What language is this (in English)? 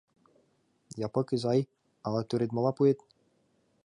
Mari